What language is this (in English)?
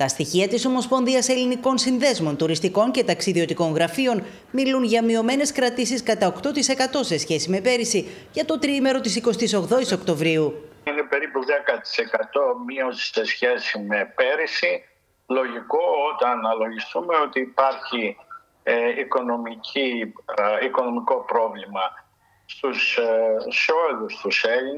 Greek